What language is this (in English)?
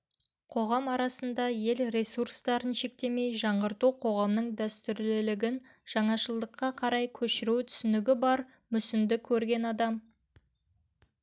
Kazakh